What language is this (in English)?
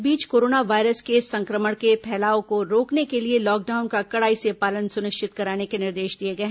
Hindi